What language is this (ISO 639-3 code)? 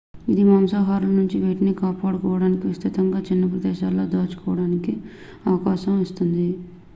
tel